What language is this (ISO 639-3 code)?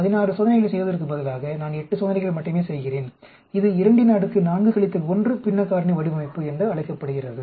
tam